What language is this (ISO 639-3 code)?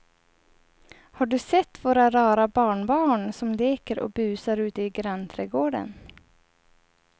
swe